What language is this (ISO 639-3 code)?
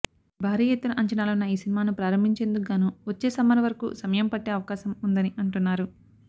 tel